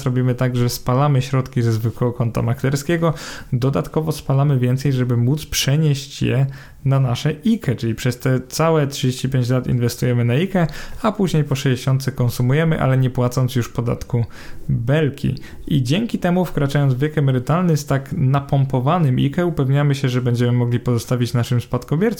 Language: Polish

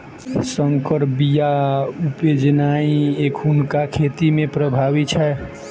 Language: Maithili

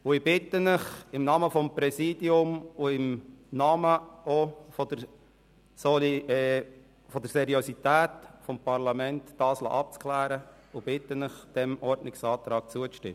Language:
Swiss German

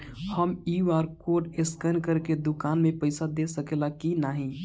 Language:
Bhojpuri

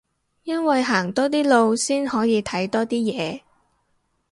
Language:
Cantonese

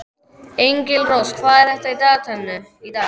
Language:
Icelandic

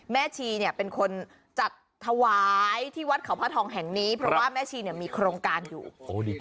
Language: Thai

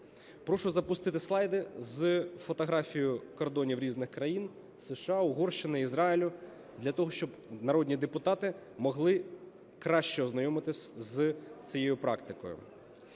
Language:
Ukrainian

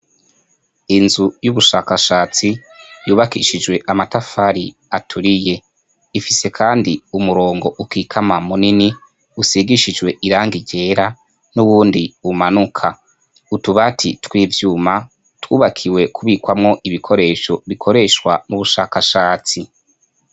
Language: Rundi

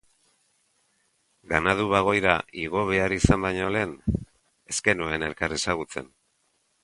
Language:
Basque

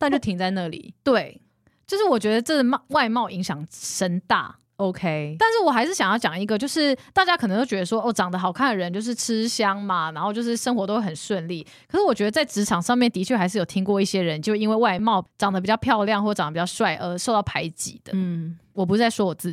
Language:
Chinese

